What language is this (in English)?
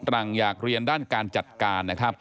Thai